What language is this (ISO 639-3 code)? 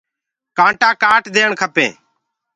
ggg